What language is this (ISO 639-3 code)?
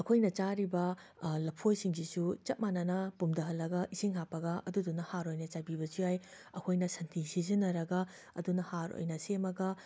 mni